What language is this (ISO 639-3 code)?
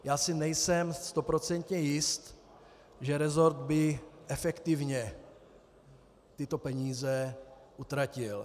ces